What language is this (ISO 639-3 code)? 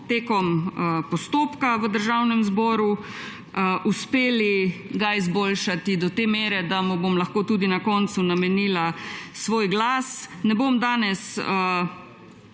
slv